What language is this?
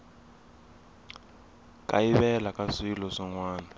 Tsonga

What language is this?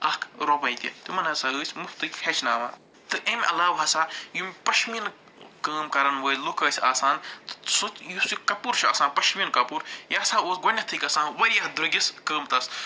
Kashmiri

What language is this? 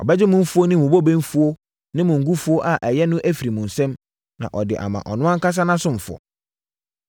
Akan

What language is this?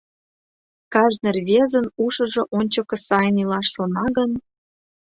Mari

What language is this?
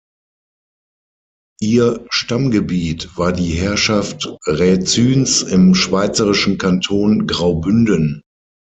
German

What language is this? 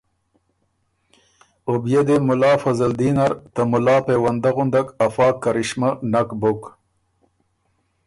Ormuri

